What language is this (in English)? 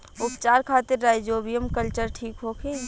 Bhojpuri